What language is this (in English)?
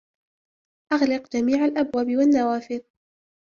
Arabic